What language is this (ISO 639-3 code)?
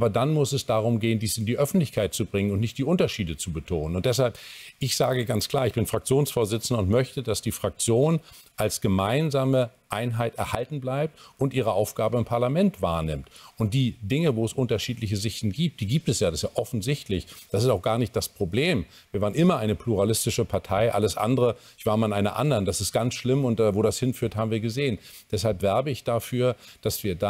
deu